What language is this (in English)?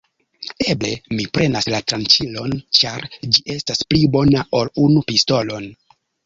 Esperanto